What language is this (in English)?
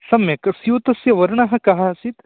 Sanskrit